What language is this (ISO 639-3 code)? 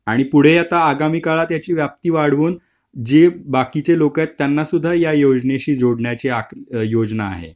mar